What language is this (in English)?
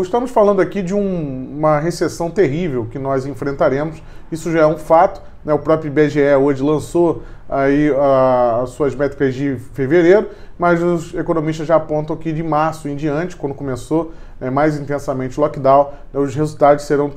Portuguese